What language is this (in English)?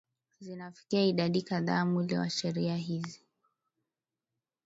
Swahili